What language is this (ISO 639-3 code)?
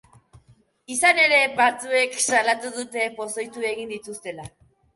eus